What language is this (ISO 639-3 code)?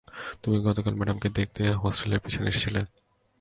ben